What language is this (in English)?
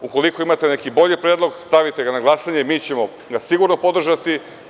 Serbian